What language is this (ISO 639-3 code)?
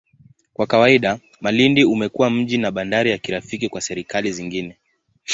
swa